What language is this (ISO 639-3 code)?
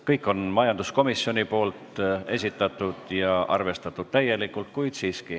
est